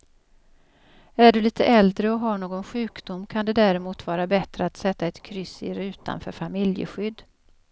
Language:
Swedish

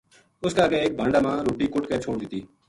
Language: Gujari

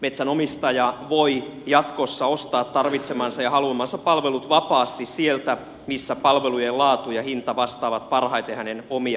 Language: Finnish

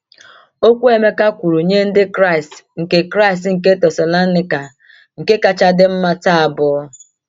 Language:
Igbo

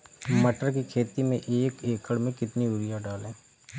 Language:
Hindi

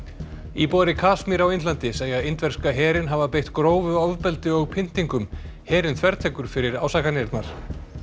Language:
Icelandic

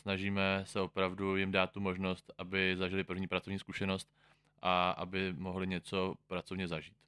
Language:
Czech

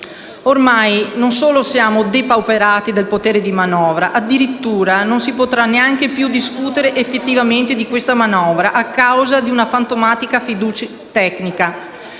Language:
Italian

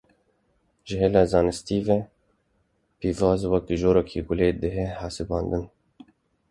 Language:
Kurdish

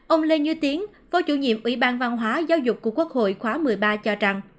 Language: Vietnamese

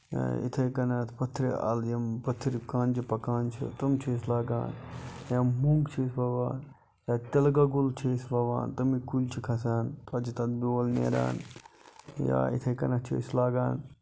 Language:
Kashmiri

